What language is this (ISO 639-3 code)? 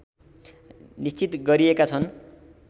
nep